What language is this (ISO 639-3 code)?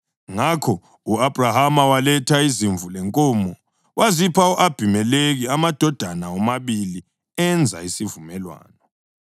nde